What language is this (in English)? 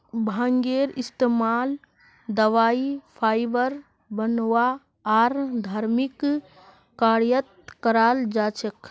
Magahi